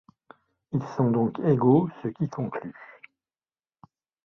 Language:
French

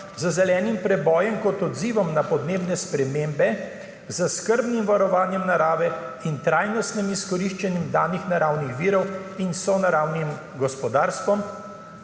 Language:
Slovenian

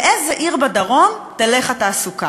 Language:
Hebrew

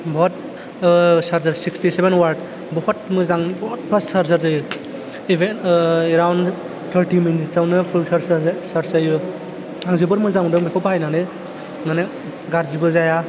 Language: Bodo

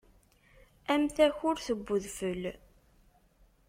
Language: Kabyle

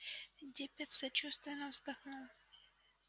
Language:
Russian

